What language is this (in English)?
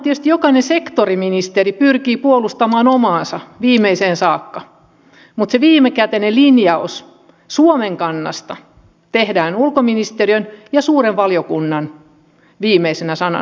Finnish